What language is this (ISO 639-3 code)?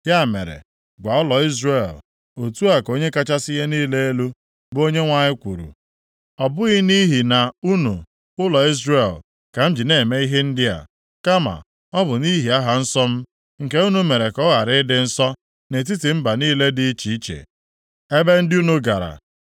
ibo